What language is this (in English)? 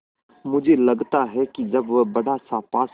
Hindi